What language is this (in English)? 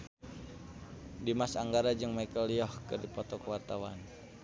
Sundanese